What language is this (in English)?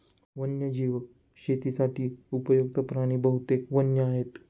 Marathi